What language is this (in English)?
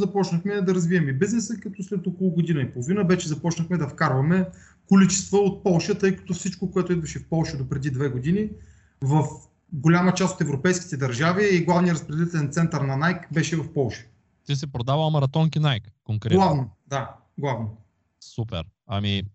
Bulgarian